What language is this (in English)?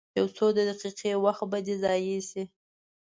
Pashto